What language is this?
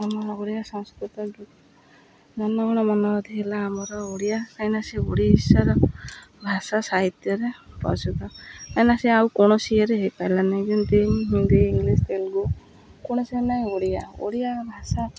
Odia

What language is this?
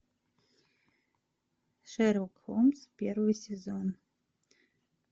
Russian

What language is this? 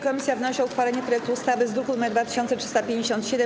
Polish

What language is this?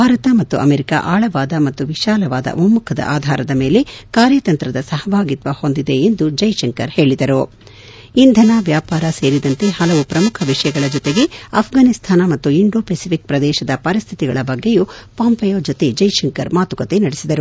Kannada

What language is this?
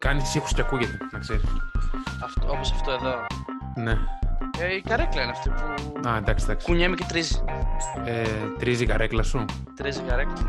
Greek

